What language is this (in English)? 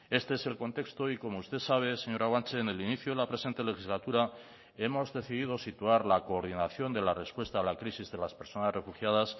Spanish